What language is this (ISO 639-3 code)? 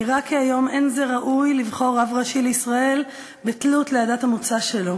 heb